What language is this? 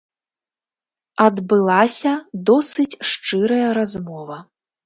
Belarusian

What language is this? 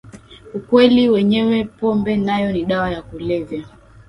Swahili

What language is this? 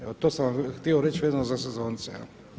Croatian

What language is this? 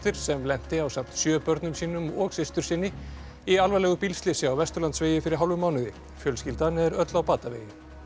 Icelandic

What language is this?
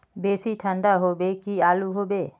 Magahi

